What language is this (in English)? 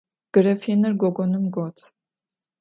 Adyghe